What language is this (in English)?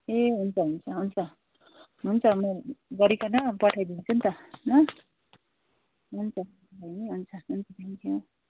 Nepali